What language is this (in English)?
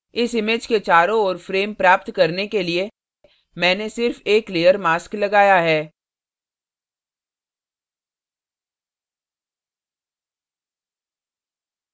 Hindi